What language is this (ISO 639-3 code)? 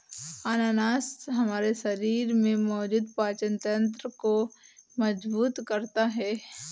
hin